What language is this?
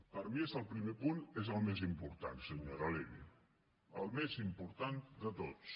Catalan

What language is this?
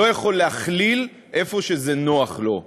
Hebrew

